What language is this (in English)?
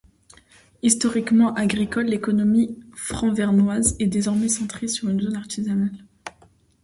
French